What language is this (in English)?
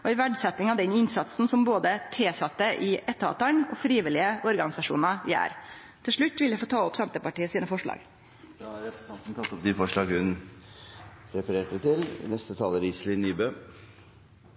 Norwegian